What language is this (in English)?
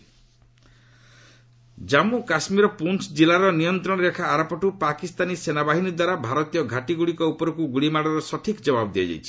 Odia